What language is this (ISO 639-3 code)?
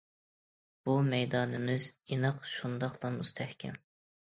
uig